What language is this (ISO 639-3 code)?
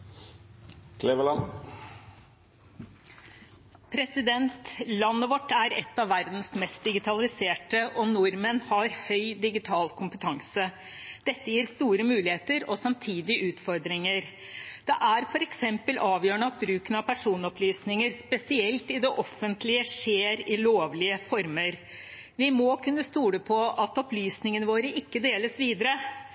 nob